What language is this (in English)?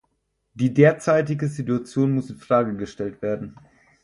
German